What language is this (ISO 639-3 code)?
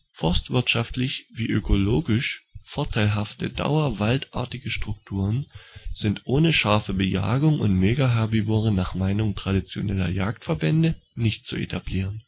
deu